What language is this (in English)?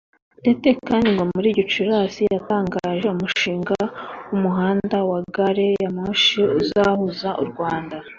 Kinyarwanda